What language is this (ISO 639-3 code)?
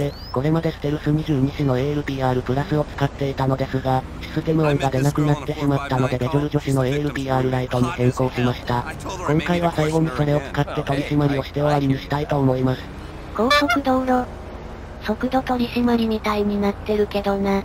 jpn